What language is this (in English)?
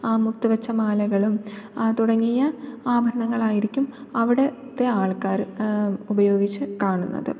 Malayalam